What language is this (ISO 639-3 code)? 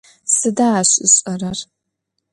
ady